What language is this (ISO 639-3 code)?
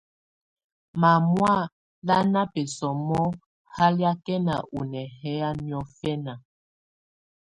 tvu